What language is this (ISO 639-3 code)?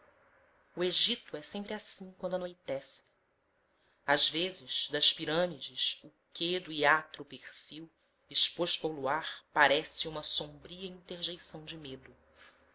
por